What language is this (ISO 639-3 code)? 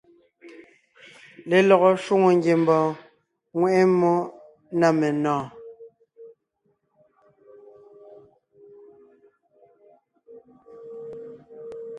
nnh